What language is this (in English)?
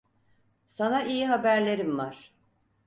Turkish